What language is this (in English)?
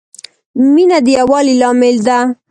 Pashto